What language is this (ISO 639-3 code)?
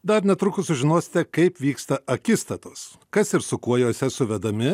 lit